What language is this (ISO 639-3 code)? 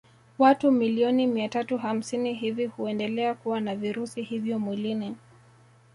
swa